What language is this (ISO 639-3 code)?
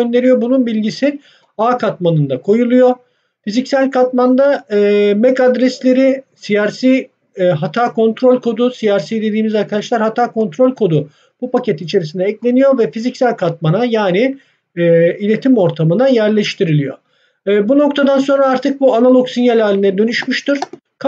tur